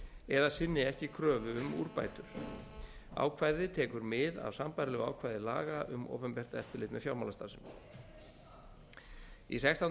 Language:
Icelandic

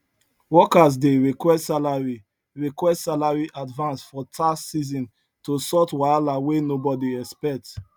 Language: Nigerian Pidgin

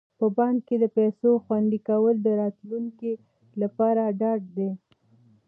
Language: Pashto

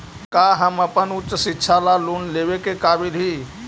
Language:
Magahi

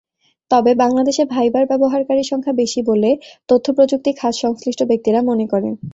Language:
Bangla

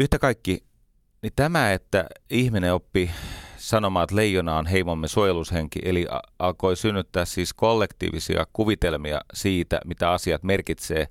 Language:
Finnish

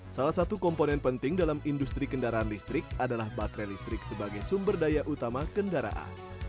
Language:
Indonesian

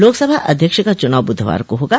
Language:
Hindi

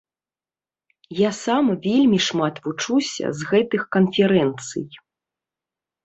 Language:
Belarusian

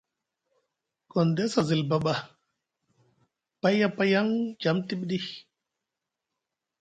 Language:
Musgu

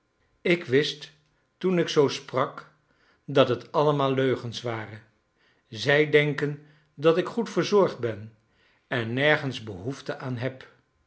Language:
Dutch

